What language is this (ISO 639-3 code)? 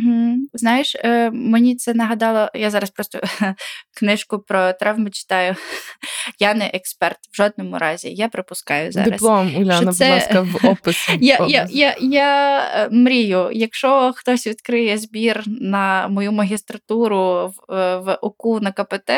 ukr